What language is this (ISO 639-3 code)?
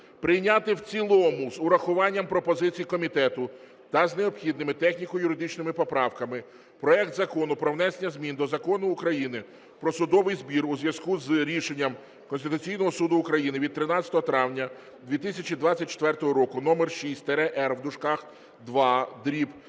ukr